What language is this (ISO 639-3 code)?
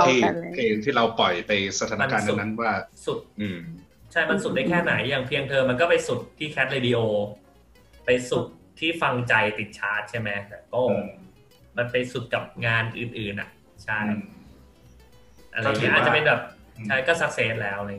tha